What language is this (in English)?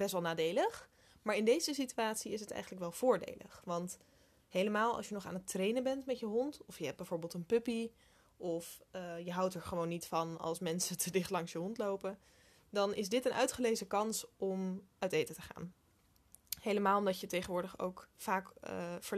Dutch